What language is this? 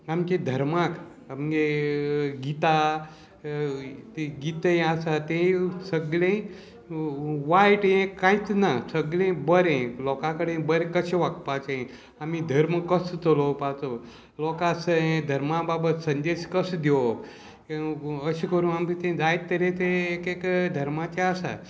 Konkani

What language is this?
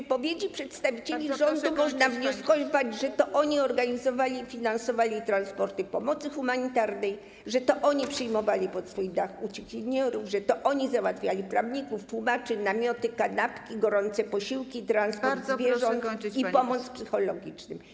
Polish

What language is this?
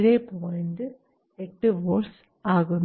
Malayalam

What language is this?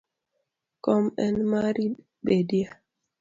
Luo (Kenya and Tanzania)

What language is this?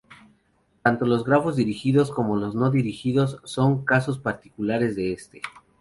Spanish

